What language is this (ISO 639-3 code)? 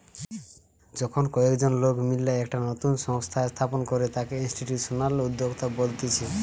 ben